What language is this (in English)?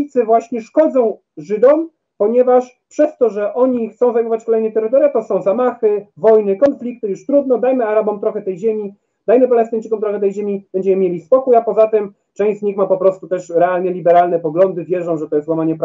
Polish